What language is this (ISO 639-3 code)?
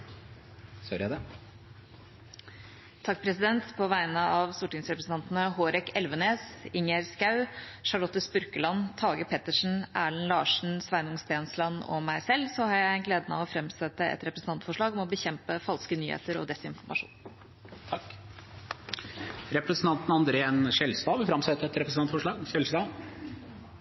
nob